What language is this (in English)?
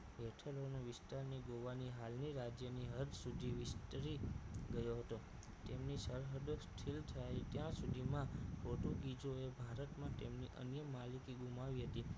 Gujarati